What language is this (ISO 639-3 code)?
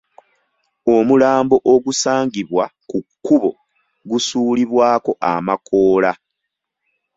lug